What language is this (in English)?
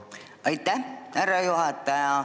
Estonian